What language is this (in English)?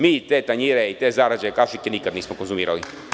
Serbian